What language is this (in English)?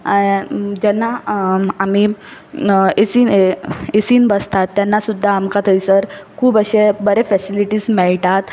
Konkani